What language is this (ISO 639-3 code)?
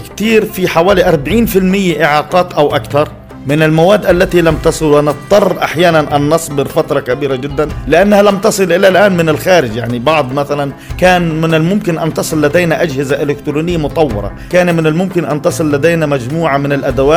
ara